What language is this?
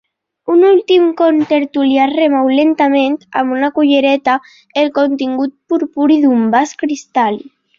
Catalan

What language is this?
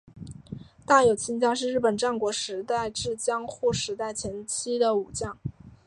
Chinese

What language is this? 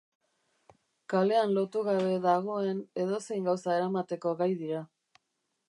Basque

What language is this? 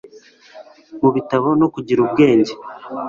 Kinyarwanda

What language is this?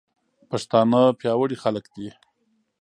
Pashto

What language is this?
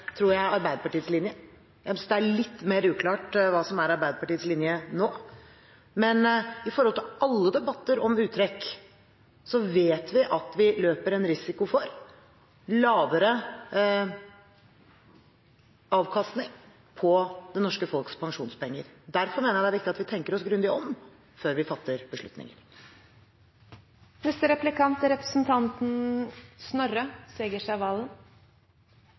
Norwegian Bokmål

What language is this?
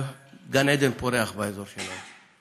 Hebrew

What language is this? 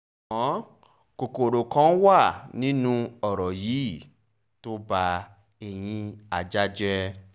Yoruba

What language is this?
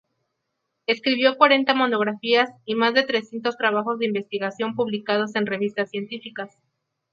Spanish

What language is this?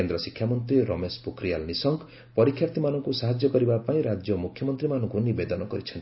Odia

